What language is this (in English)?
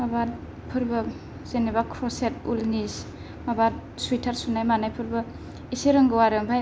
Bodo